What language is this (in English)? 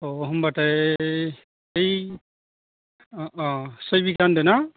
Bodo